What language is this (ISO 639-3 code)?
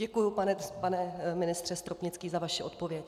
ces